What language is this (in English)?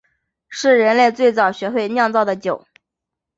Chinese